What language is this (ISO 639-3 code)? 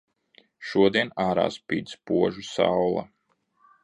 lav